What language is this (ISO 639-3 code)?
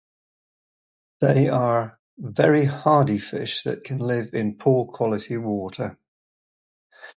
eng